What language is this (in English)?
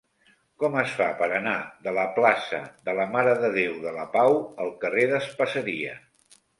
Catalan